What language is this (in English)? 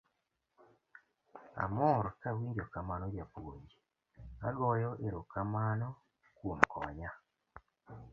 Luo (Kenya and Tanzania)